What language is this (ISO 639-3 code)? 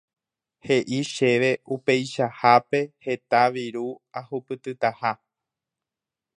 grn